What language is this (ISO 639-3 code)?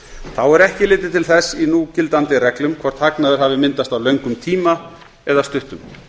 isl